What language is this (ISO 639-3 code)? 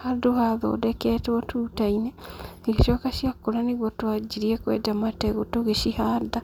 kik